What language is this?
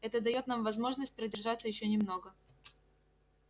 Russian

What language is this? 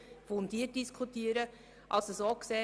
Swiss German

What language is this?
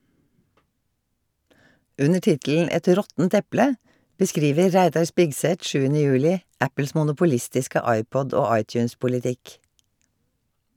Norwegian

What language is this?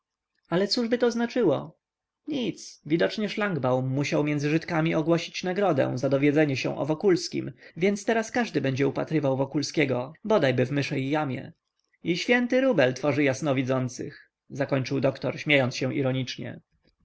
Polish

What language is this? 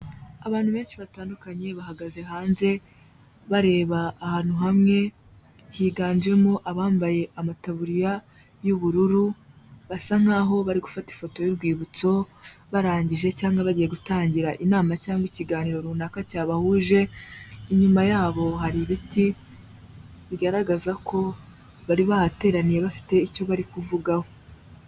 Kinyarwanda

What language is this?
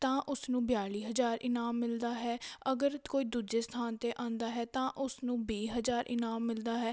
Punjabi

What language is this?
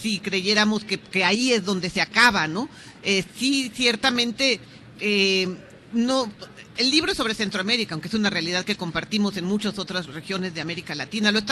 Spanish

